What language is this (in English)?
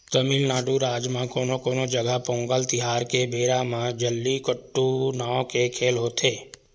Chhattisgarhi